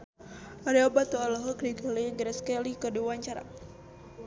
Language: Sundanese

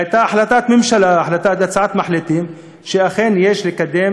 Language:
Hebrew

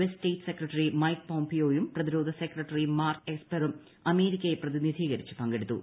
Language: Malayalam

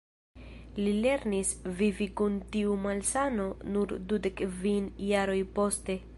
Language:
Esperanto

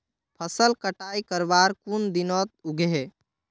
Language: Magahi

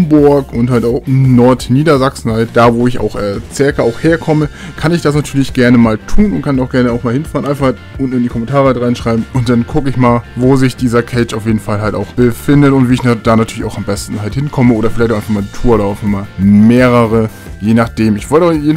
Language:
German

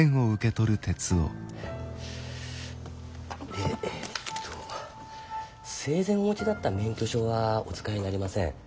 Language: Japanese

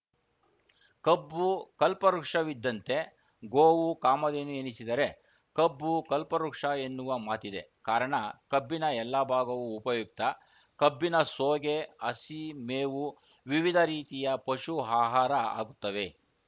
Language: Kannada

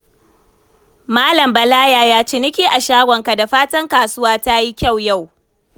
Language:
Hausa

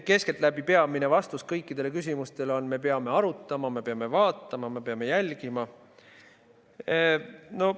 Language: Estonian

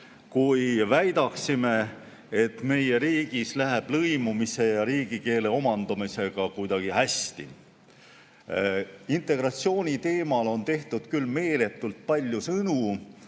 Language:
Estonian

